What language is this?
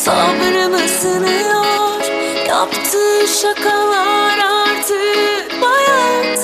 Turkish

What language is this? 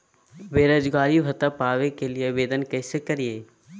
Magahi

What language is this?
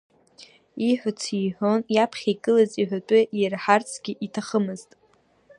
Abkhazian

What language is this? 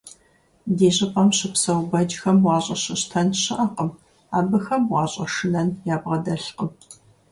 Kabardian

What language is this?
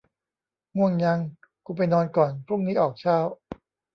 Thai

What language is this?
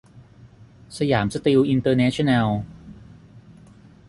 Thai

